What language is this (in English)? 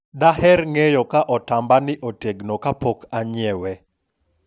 Luo (Kenya and Tanzania)